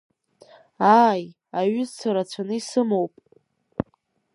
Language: Abkhazian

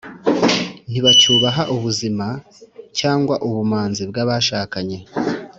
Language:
Kinyarwanda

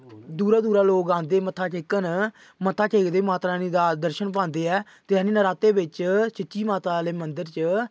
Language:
Dogri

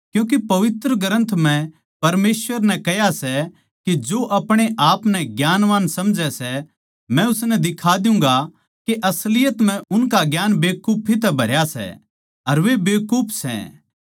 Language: Haryanvi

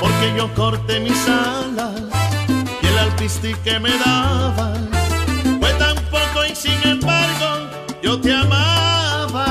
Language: Romanian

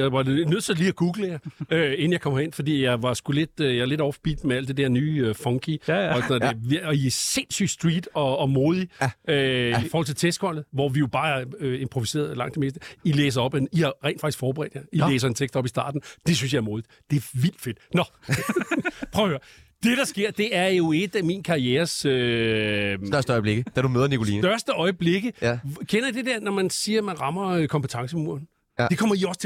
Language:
Danish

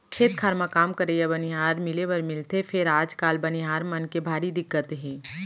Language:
Chhattisgarhi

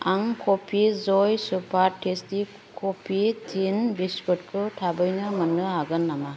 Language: Bodo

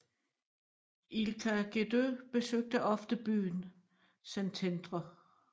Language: Danish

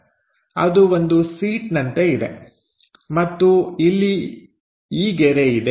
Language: Kannada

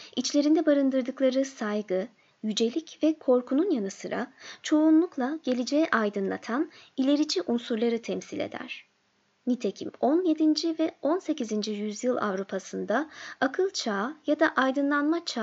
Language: Turkish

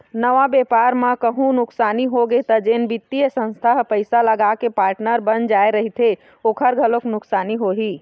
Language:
Chhattisgarhi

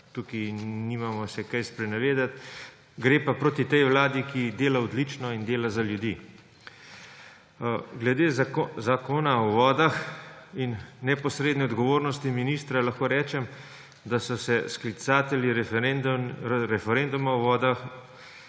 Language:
Slovenian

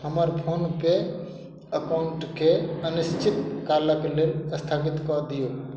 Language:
Maithili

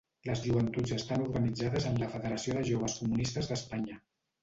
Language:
Catalan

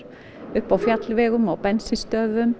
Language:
Icelandic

